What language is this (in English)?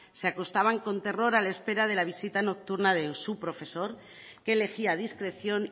Spanish